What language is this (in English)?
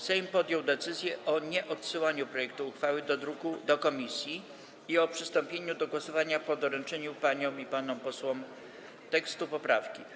Polish